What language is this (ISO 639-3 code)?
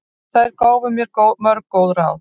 isl